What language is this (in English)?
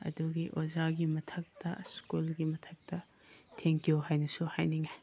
Manipuri